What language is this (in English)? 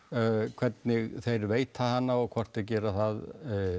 Icelandic